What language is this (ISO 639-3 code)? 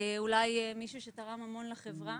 heb